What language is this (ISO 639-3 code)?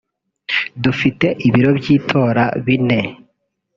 kin